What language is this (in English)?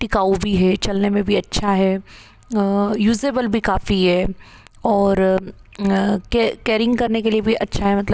Hindi